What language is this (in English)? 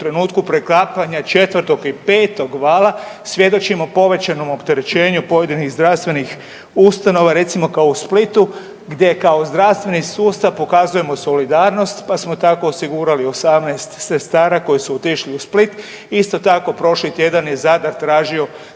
Croatian